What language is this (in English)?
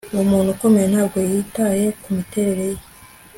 Kinyarwanda